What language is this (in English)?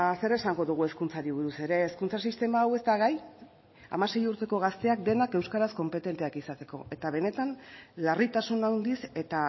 Basque